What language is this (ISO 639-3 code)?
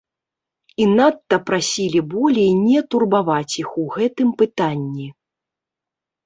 bel